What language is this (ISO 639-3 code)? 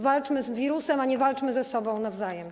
pol